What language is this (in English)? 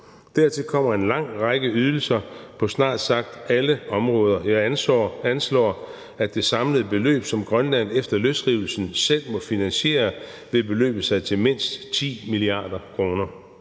Danish